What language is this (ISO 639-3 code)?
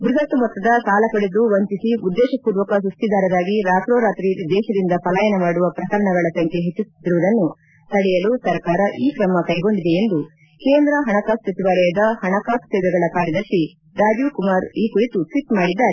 kan